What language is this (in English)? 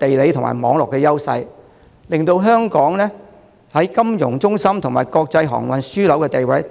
Cantonese